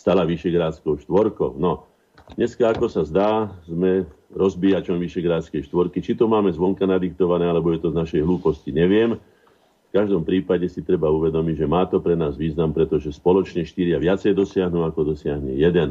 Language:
Slovak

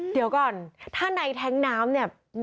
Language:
Thai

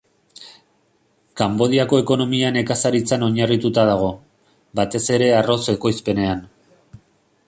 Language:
Basque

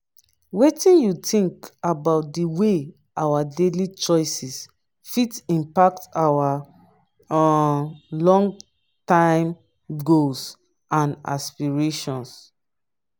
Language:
Nigerian Pidgin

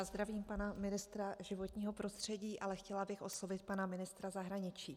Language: Czech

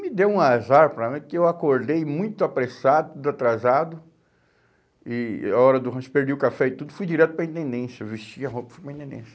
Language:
Portuguese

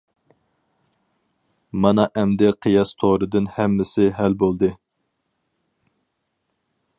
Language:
Uyghur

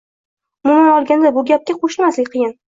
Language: Uzbek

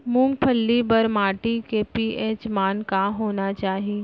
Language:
Chhattisgarhi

